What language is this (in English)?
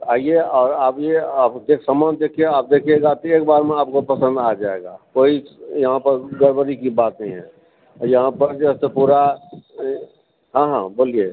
Maithili